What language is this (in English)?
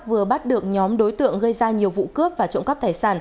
Vietnamese